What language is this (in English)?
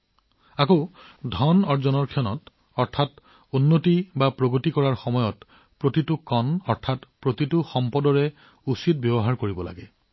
Assamese